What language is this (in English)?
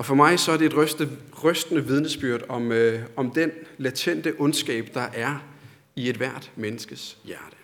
Danish